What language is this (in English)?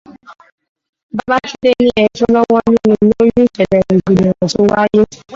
Yoruba